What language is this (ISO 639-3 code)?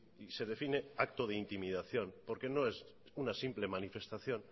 spa